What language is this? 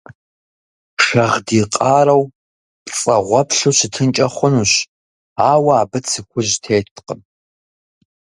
Kabardian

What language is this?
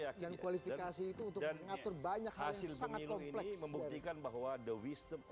Indonesian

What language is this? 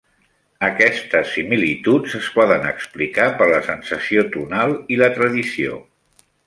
Catalan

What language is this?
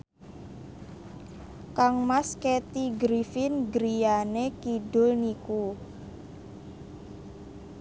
Javanese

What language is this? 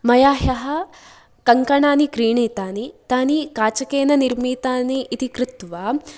Sanskrit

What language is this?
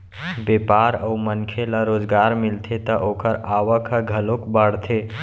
Chhattisgarhi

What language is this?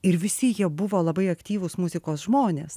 Lithuanian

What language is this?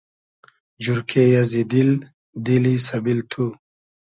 Hazaragi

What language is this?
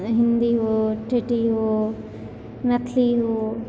Maithili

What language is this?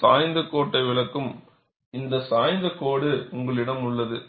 Tamil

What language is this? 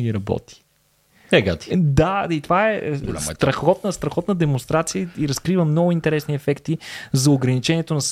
Bulgarian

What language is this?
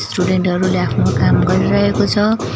Nepali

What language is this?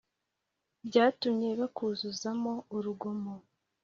Kinyarwanda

